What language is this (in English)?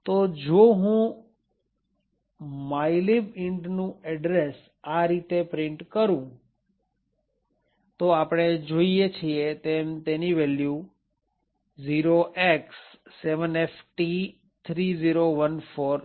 Gujarati